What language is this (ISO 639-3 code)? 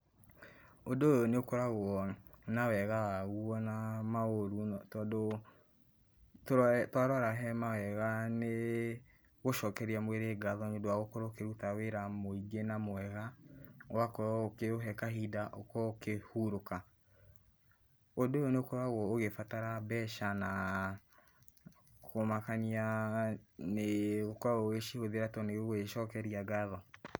kik